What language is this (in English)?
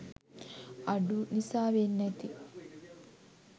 Sinhala